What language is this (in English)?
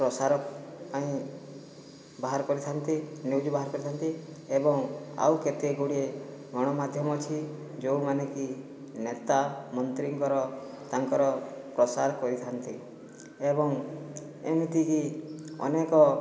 Odia